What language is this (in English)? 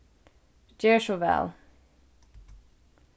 Faroese